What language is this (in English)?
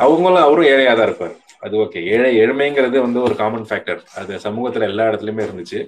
Tamil